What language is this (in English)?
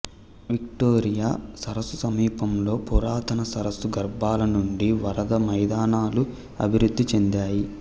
Telugu